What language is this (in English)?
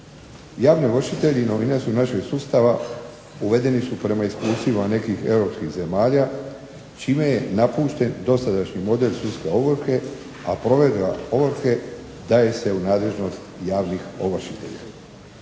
Croatian